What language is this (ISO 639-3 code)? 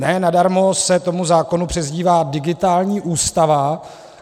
ces